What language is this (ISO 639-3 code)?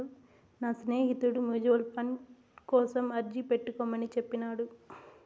tel